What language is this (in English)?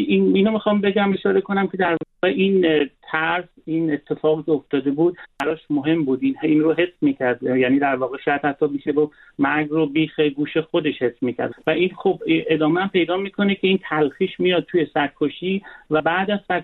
Persian